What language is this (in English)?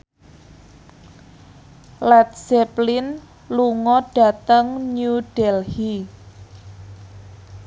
Javanese